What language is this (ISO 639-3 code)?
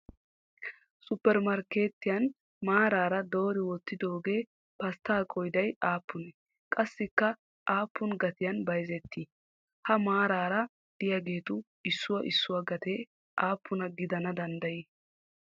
wal